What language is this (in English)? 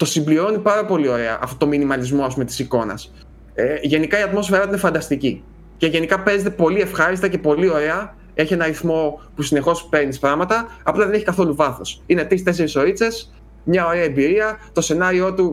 Greek